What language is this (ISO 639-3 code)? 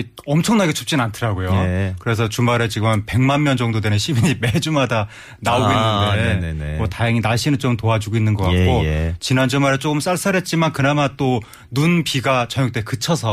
kor